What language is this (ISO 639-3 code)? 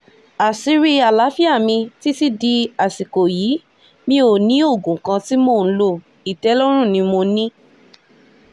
yor